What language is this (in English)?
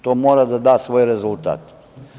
Serbian